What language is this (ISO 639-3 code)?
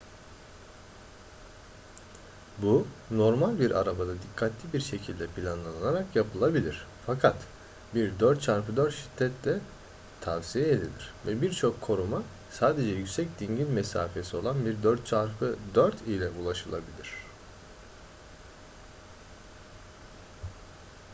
tur